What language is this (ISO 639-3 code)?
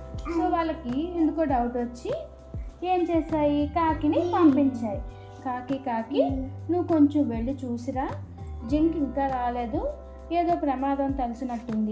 tel